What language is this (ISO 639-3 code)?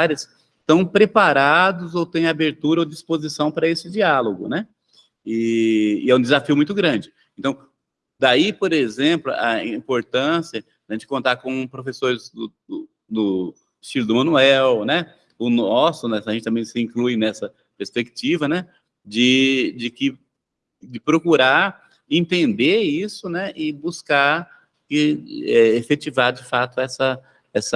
por